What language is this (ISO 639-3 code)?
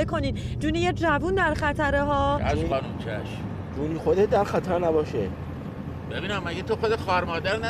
fas